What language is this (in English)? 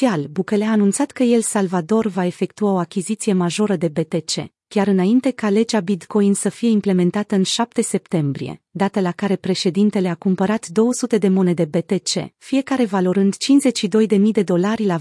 Romanian